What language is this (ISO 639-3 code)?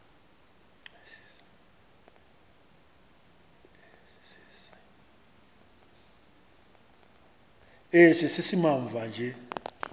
xho